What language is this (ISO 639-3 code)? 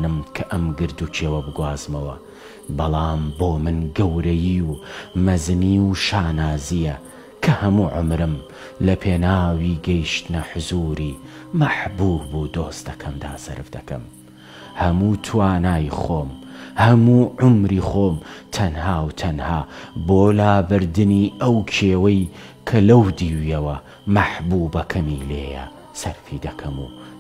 ara